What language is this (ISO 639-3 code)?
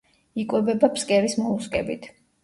kat